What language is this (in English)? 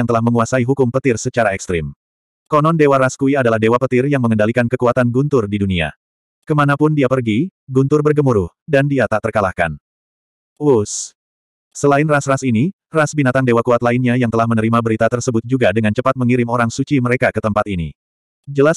Indonesian